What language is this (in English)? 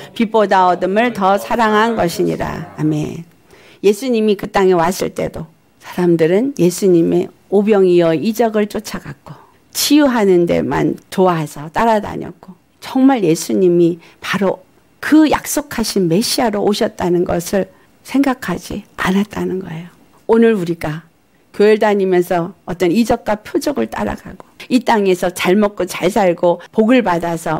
Korean